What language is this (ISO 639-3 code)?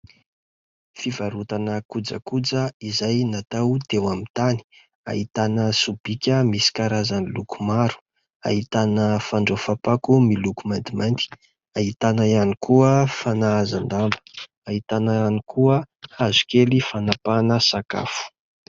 mlg